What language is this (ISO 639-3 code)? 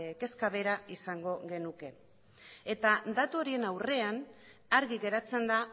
eus